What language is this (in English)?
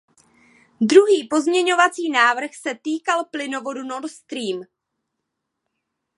Czech